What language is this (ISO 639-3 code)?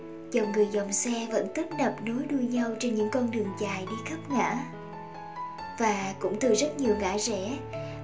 vie